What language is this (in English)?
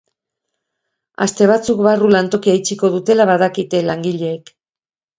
Basque